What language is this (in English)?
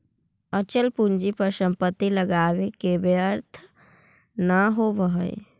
Magahi